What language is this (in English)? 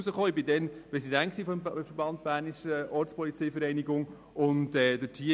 Swiss German